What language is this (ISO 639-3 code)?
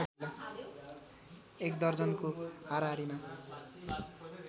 nep